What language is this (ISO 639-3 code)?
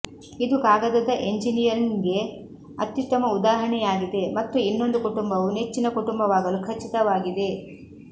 kan